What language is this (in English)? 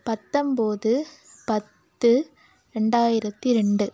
Tamil